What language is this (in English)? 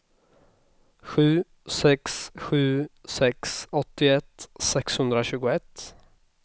Swedish